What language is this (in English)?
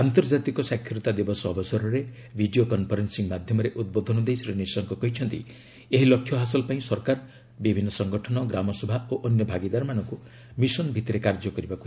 Odia